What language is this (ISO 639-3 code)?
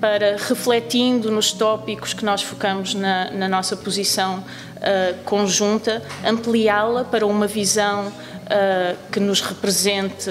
por